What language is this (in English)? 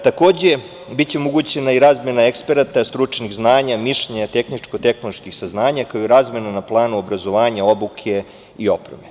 Serbian